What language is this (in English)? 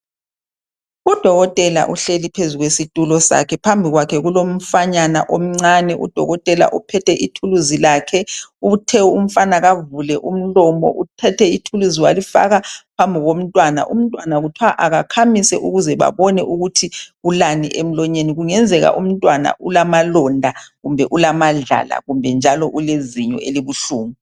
North Ndebele